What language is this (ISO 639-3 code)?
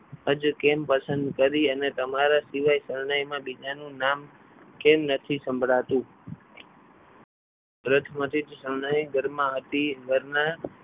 guj